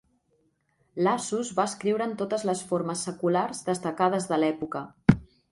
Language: Catalan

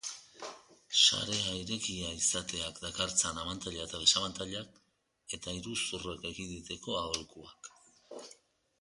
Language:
Basque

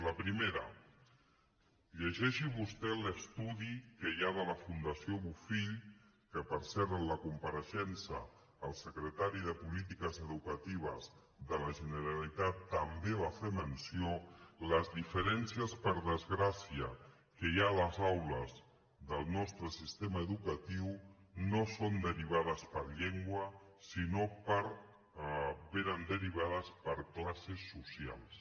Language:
Catalan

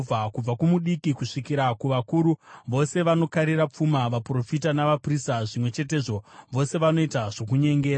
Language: Shona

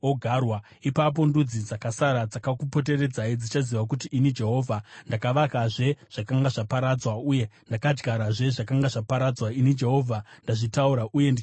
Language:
Shona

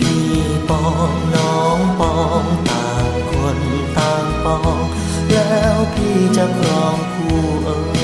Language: Thai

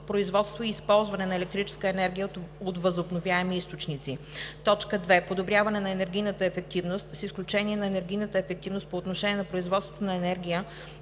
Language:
Bulgarian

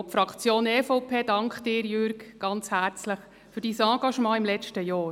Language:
Swiss German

